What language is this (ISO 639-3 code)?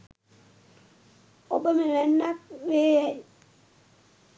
sin